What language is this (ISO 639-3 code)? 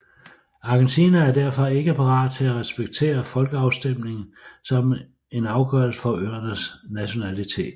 dan